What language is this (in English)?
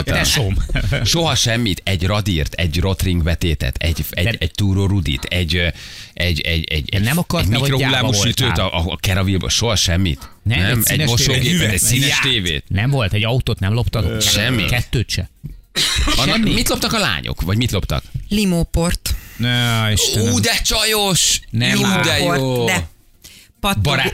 Hungarian